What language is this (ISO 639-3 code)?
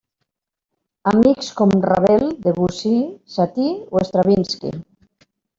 cat